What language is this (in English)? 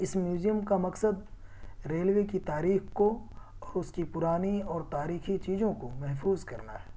Urdu